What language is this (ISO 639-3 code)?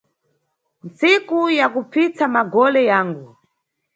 nyu